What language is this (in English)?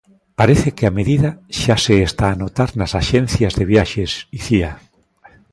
Galician